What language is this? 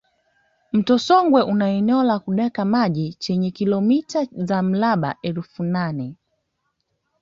Swahili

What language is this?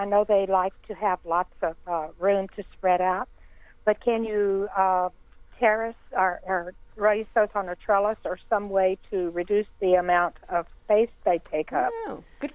English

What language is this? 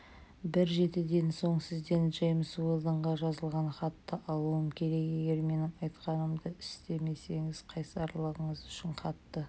Kazakh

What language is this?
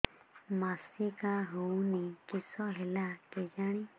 Odia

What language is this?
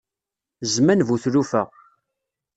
Kabyle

